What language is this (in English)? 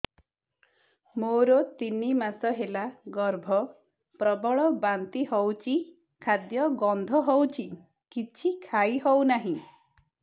Odia